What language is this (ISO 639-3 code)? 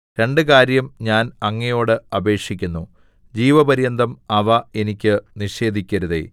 mal